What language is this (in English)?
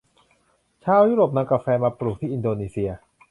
Thai